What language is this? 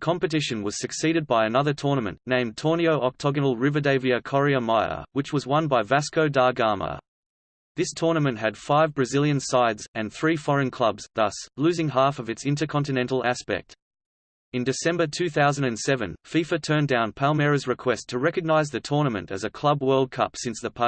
English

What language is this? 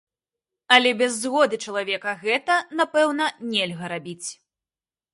Belarusian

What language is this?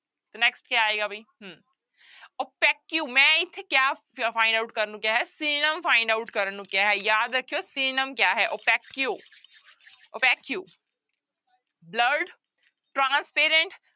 Punjabi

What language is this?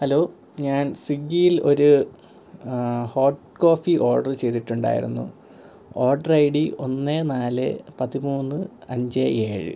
Malayalam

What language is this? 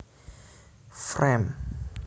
Javanese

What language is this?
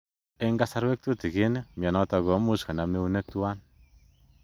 Kalenjin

